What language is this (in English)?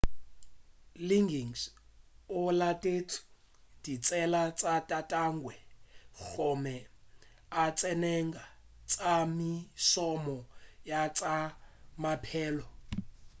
Northern Sotho